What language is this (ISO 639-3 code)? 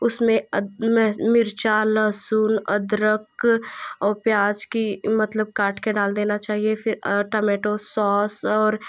hin